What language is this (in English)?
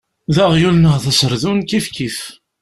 Kabyle